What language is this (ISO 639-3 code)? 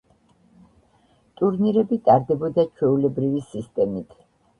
kat